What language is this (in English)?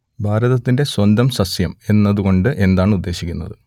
Malayalam